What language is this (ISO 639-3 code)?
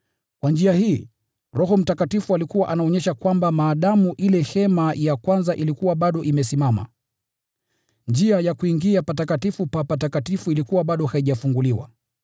swa